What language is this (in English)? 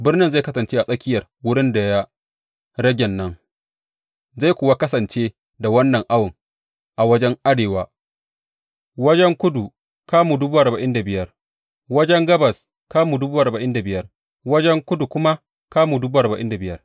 Hausa